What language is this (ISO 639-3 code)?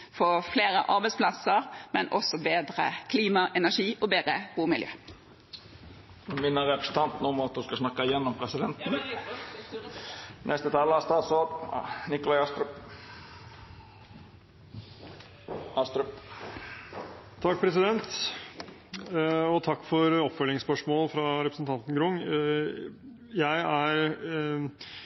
nob